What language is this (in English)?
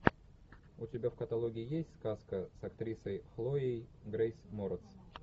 Russian